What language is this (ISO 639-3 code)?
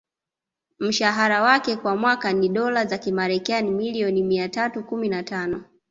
swa